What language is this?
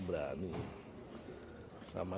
Indonesian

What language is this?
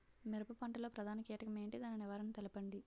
Telugu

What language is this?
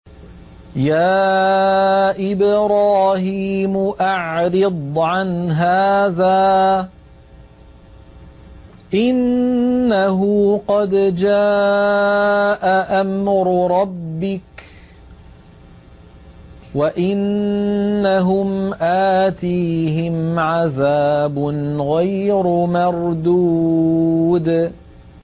Arabic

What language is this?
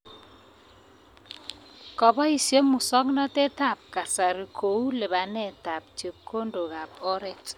Kalenjin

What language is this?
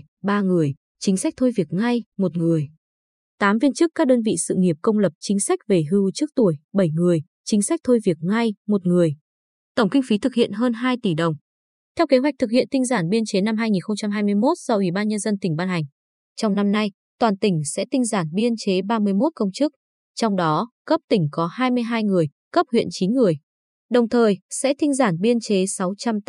Vietnamese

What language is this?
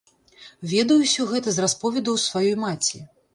Belarusian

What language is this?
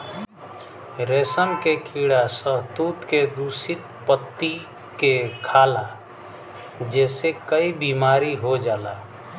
Bhojpuri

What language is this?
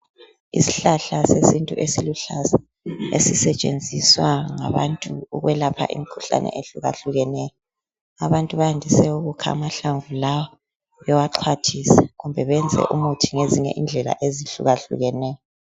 North Ndebele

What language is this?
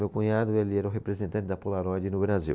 Portuguese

